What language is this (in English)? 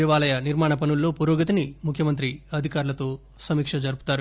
Telugu